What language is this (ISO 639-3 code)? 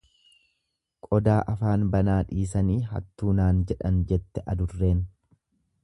orm